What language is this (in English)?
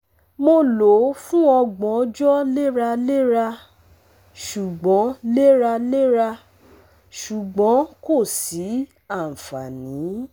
Yoruba